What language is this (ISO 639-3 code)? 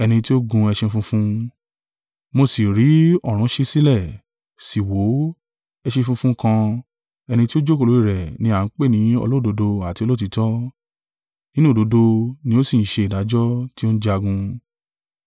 yor